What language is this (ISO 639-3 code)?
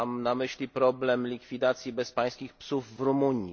pol